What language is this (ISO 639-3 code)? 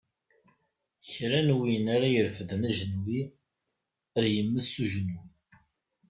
kab